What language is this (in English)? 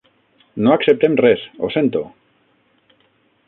Catalan